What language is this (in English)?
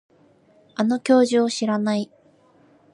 Japanese